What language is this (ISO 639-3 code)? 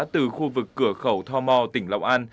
vie